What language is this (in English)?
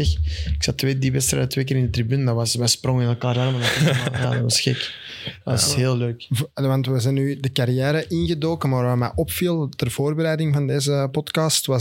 Dutch